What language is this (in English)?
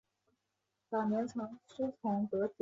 Chinese